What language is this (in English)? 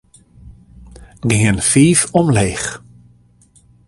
Western Frisian